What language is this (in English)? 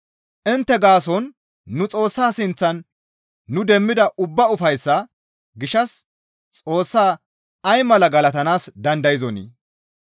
Gamo